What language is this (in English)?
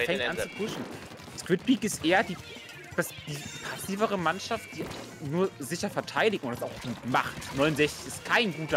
German